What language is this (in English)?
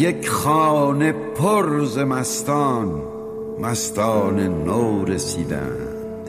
Persian